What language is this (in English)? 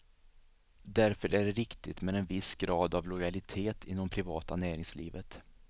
Swedish